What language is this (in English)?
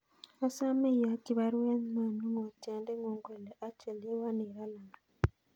Kalenjin